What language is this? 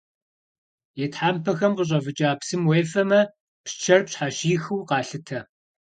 Kabardian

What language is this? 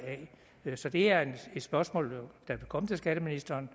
Danish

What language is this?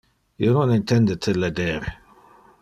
Interlingua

